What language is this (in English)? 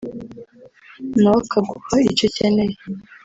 Kinyarwanda